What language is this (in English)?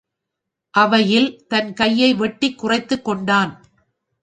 Tamil